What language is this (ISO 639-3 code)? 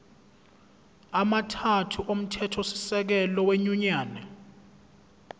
zul